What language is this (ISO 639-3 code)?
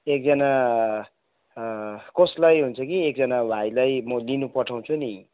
nep